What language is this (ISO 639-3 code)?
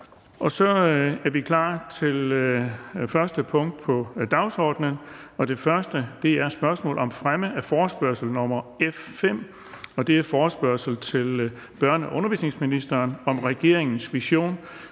dan